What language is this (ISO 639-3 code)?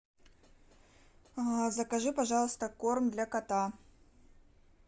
rus